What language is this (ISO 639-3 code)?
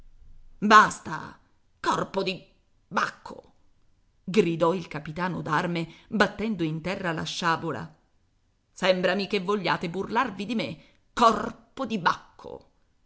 ita